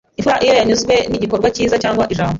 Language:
Kinyarwanda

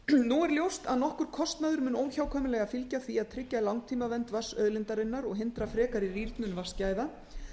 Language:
Icelandic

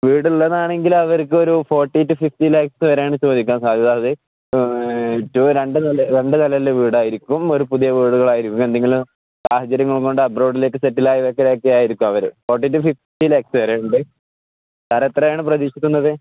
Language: Malayalam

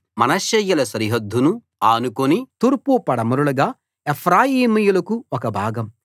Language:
Telugu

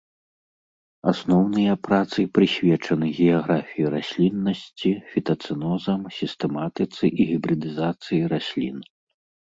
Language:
Belarusian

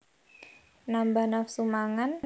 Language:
Javanese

